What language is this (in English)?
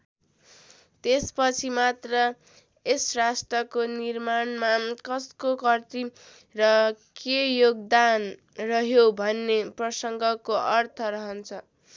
Nepali